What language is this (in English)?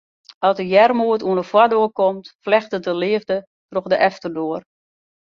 Western Frisian